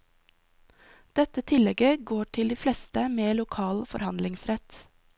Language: Norwegian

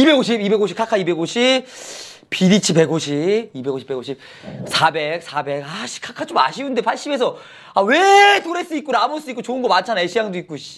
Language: Korean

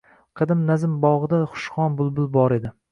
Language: Uzbek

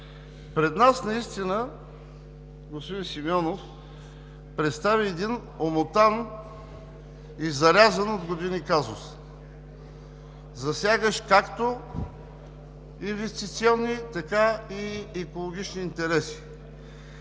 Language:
Bulgarian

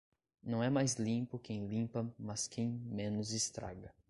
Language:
Portuguese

